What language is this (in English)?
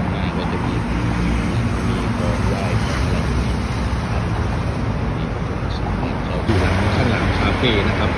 Thai